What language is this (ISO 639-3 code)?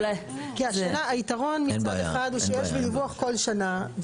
heb